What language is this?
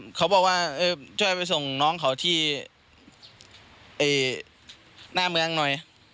Thai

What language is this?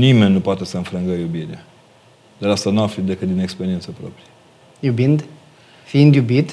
Romanian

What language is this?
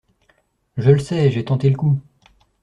French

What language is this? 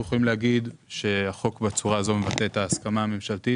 Hebrew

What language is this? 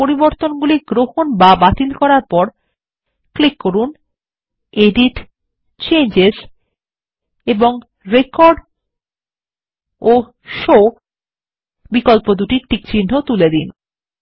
Bangla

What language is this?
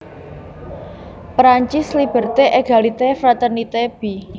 Javanese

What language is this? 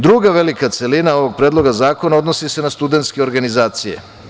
Serbian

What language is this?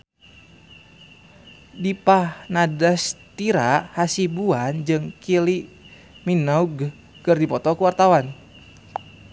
Sundanese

